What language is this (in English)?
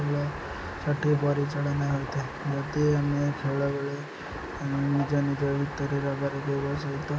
Odia